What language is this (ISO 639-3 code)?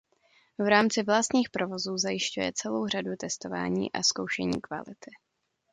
ces